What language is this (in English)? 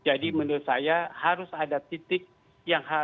Indonesian